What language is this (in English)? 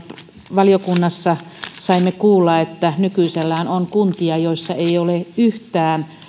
Finnish